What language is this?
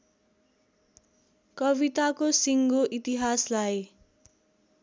Nepali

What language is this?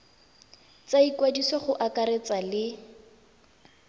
Tswana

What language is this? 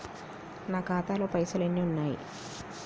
Telugu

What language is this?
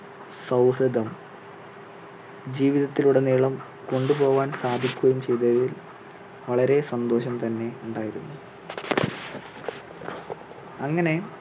Malayalam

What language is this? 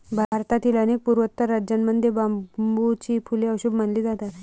Marathi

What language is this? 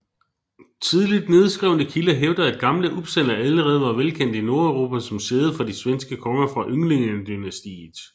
Danish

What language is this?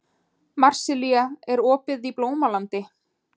Icelandic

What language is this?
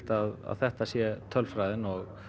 Icelandic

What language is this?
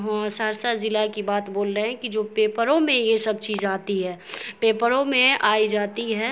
Urdu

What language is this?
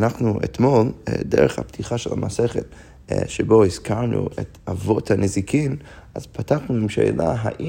Hebrew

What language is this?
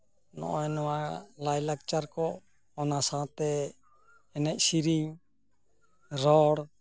Santali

